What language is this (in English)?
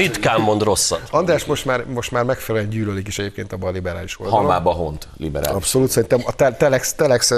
Hungarian